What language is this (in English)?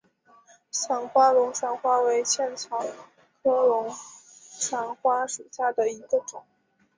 Chinese